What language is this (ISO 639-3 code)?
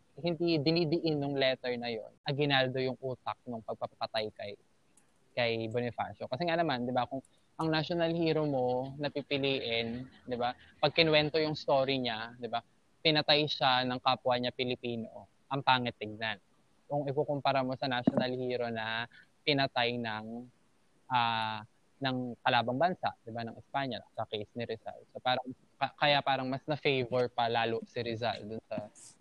fil